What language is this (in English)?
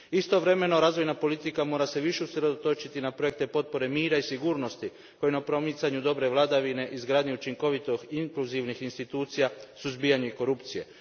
Croatian